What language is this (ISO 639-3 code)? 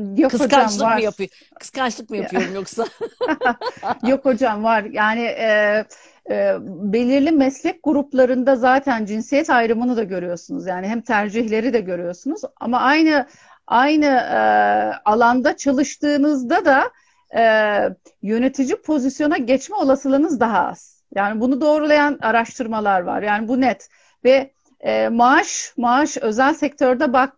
tur